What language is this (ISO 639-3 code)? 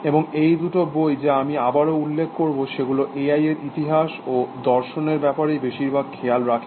ben